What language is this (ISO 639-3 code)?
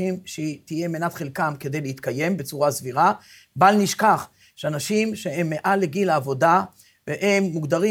heb